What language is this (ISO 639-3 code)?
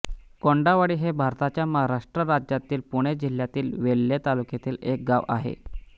mar